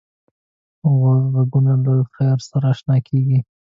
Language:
Pashto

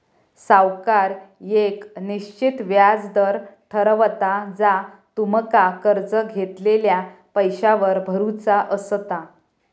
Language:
Marathi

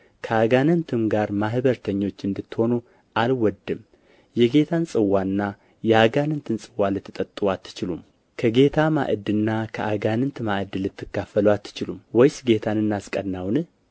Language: Amharic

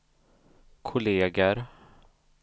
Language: Swedish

